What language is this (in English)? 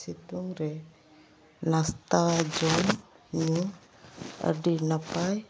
Santali